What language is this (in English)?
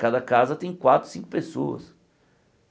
Portuguese